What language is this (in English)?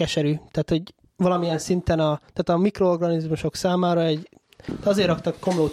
Hungarian